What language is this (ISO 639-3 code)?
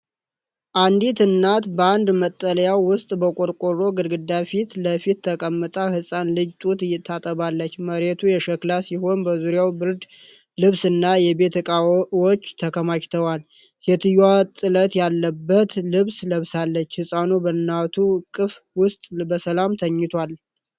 amh